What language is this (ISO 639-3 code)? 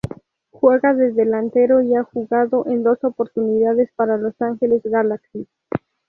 spa